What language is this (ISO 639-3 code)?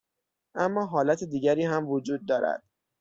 fas